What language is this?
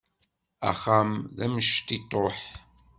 Kabyle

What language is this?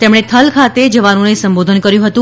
Gujarati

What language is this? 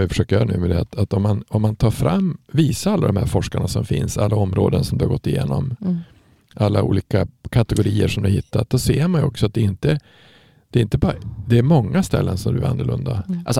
Swedish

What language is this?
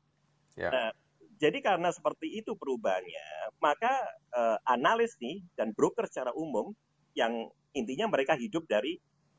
Indonesian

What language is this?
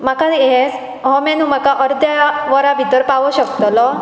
Konkani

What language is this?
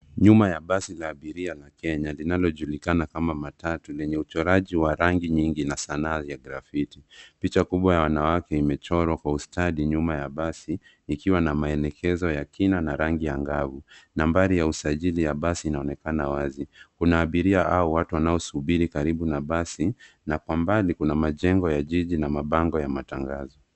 Swahili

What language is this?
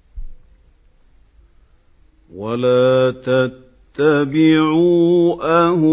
Arabic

